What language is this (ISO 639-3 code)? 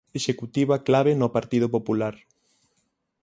glg